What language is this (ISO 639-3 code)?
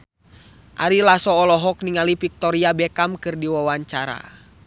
sun